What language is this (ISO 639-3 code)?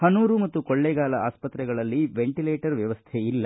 kan